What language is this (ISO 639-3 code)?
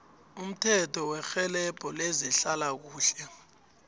nbl